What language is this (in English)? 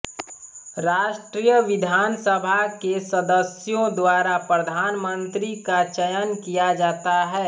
Hindi